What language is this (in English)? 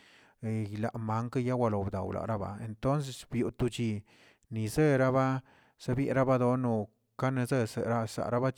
Tilquiapan Zapotec